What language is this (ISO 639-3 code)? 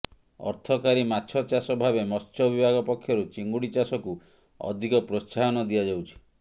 ori